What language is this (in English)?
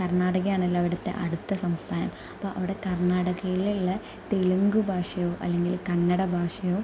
Malayalam